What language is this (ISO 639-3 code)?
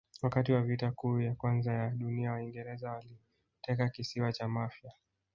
swa